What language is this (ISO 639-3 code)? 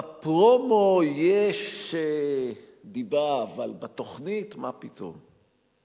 heb